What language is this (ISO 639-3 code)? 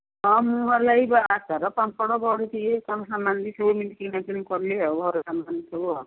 ori